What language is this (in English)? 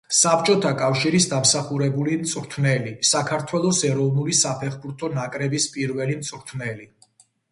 Georgian